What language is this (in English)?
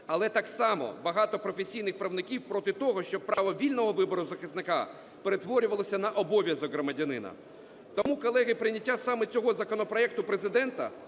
Ukrainian